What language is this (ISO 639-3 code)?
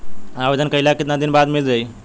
bho